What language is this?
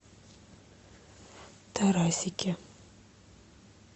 Russian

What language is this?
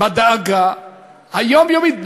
Hebrew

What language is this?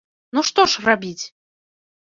Belarusian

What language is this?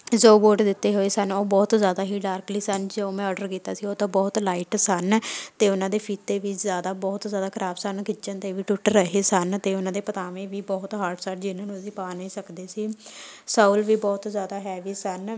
Punjabi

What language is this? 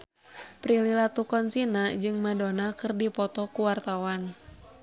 Sundanese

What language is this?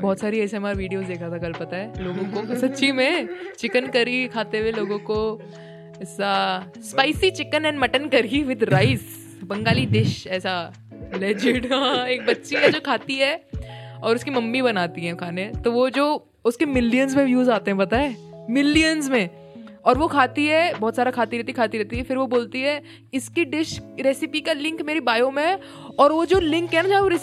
Hindi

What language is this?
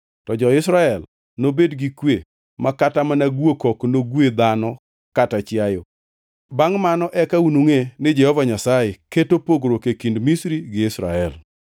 Luo (Kenya and Tanzania)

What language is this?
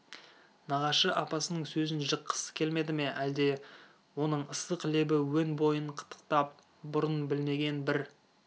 Kazakh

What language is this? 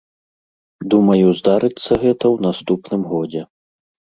Belarusian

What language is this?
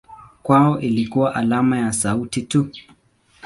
Swahili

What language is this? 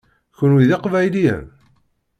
Kabyle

